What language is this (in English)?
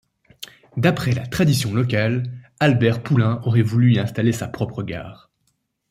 French